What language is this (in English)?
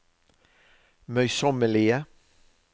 Norwegian